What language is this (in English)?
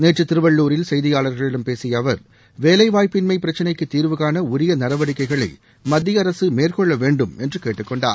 Tamil